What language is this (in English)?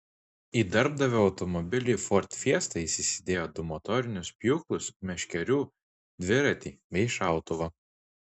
Lithuanian